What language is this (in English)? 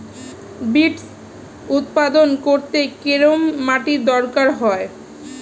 Bangla